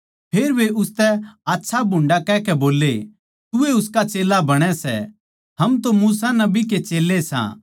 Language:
Haryanvi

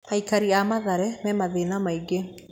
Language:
Kikuyu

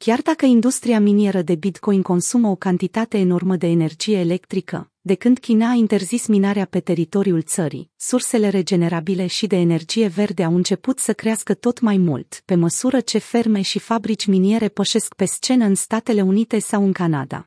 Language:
Romanian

